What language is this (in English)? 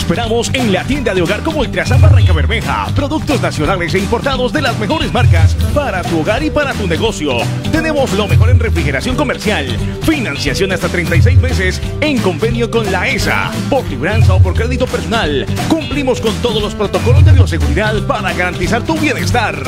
Spanish